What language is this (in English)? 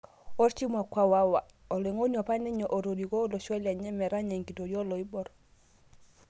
Masai